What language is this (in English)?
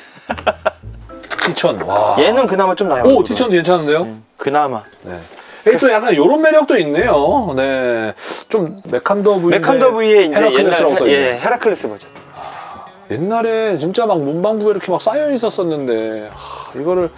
Korean